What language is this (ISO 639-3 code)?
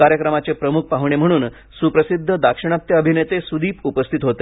mar